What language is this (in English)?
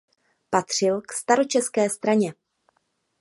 Czech